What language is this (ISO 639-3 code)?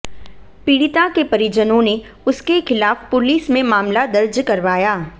hin